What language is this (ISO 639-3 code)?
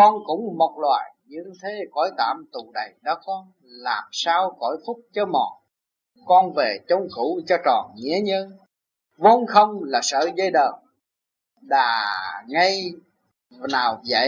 vie